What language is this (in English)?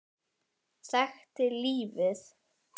Icelandic